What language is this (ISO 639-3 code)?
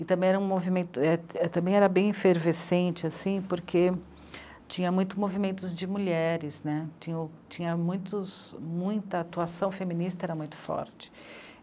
por